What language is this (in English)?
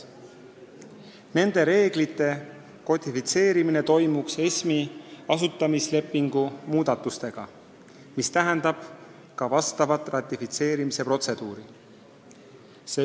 Estonian